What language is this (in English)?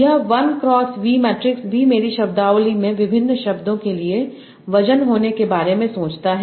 Hindi